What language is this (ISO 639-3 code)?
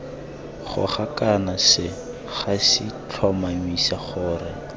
tsn